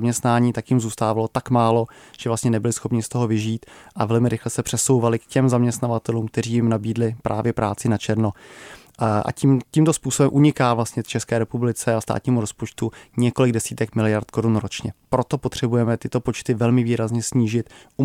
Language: Czech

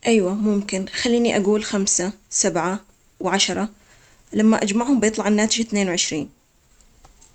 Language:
Omani Arabic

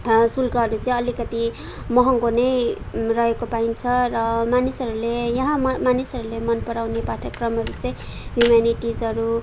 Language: Nepali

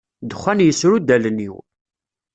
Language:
Kabyle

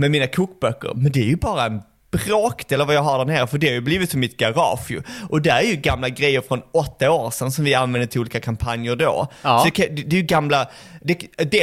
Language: Swedish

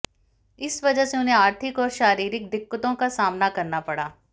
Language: Hindi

